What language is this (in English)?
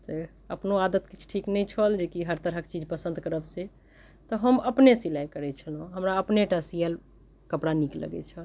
Maithili